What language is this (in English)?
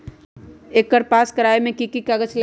Magahi